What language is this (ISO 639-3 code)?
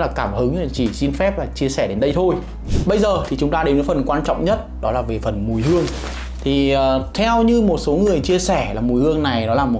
vie